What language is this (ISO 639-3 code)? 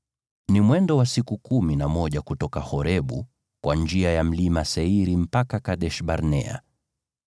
swa